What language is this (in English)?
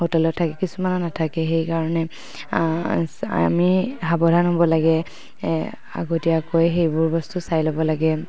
Assamese